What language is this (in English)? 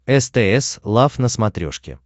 Russian